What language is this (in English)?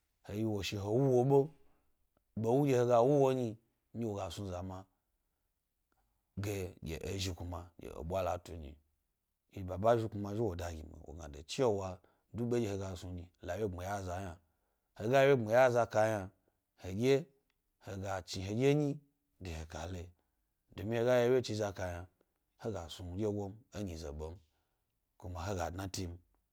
Gbari